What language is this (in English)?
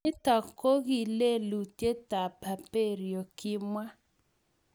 Kalenjin